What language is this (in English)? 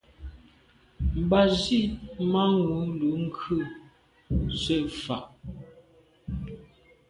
Medumba